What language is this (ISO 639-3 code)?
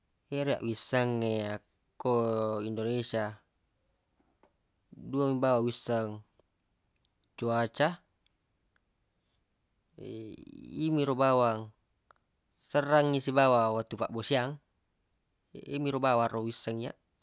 bug